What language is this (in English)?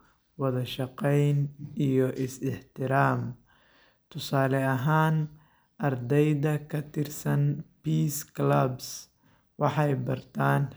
Somali